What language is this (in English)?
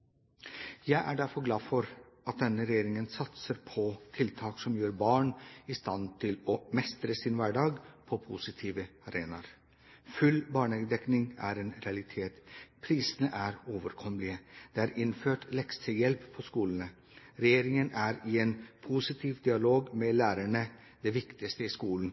Norwegian Bokmål